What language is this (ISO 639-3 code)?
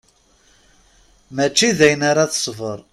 kab